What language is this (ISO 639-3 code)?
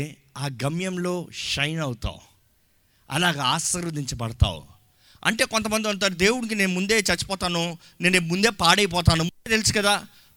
tel